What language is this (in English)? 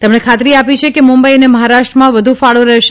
Gujarati